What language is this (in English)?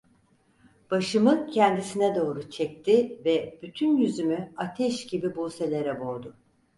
Turkish